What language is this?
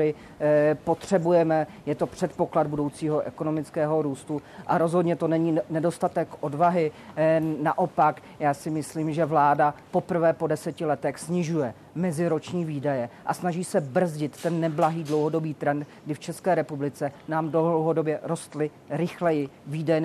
Czech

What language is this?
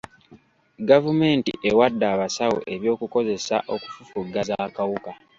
Ganda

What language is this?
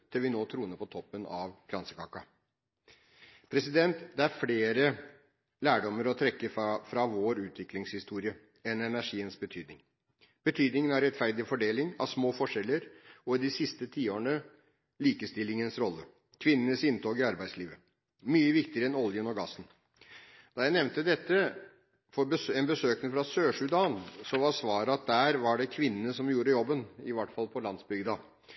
Norwegian Bokmål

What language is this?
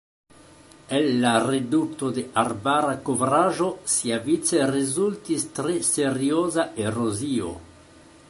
Esperanto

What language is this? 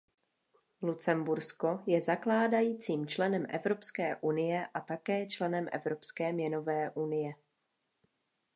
Czech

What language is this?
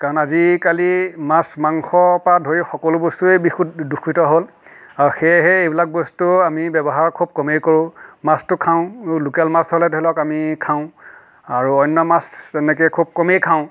Assamese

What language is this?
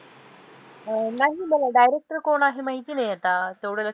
Marathi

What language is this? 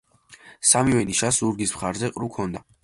Georgian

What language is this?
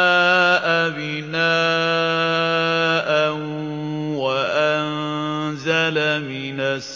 Arabic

